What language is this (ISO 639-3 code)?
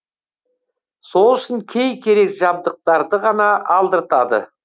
kaz